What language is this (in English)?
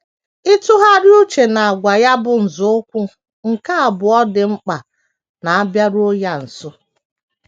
Igbo